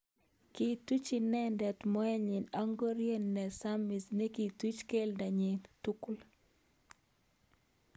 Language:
Kalenjin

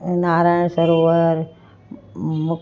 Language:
Sindhi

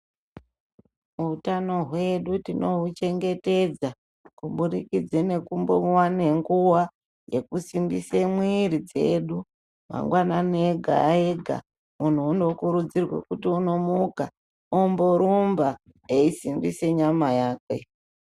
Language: Ndau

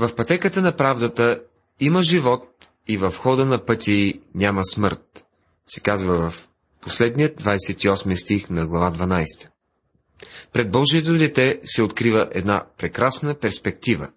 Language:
Bulgarian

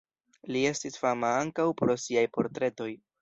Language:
Esperanto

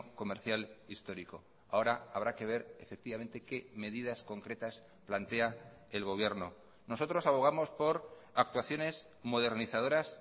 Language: Spanish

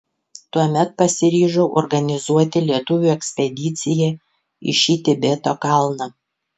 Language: Lithuanian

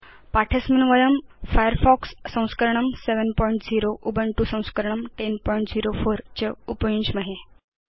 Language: Sanskrit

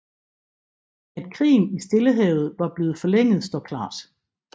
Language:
Danish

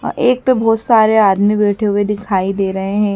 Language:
Hindi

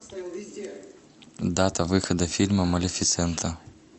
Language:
Russian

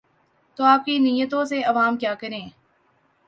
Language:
Urdu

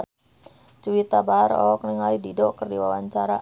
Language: Sundanese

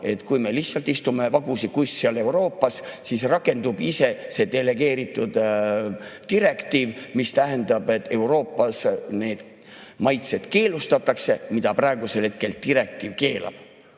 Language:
Estonian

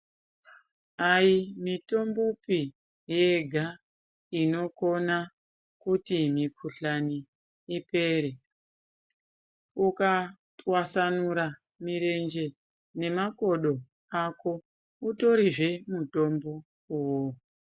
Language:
Ndau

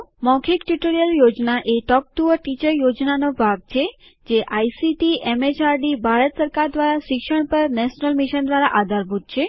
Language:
Gujarati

